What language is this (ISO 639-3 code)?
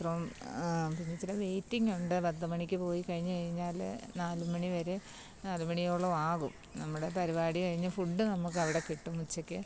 mal